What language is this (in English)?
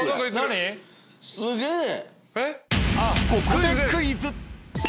Japanese